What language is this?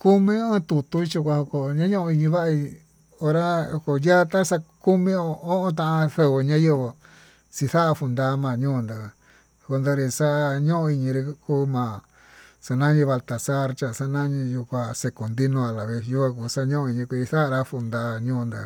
Tututepec Mixtec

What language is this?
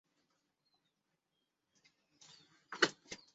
Chinese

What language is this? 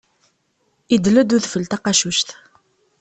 Kabyle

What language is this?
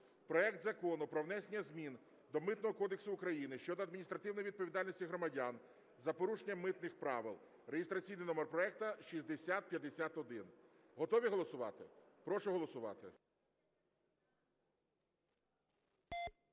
Ukrainian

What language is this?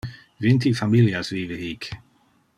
Interlingua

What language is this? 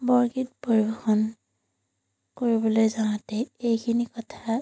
Assamese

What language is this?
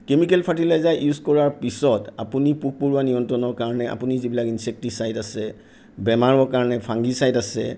Assamese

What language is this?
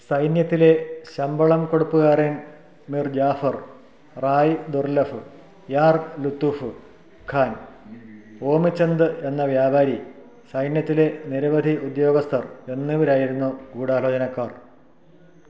Malayalam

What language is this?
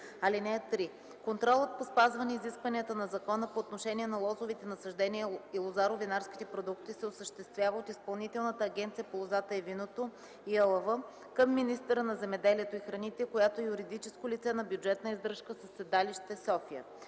Bulgarian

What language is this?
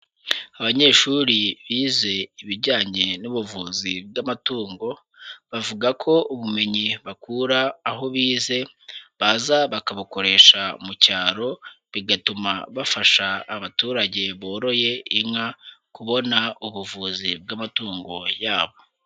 Kinyarwanda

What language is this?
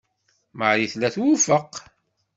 Kabyle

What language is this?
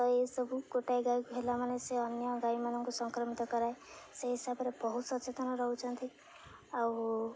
Odia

